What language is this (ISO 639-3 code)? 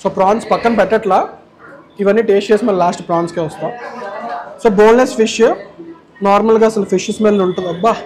tel